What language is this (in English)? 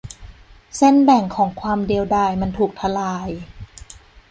Thai